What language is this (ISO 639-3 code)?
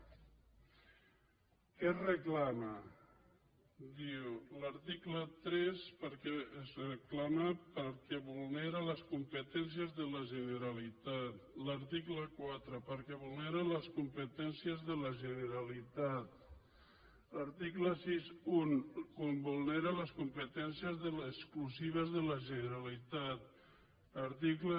cat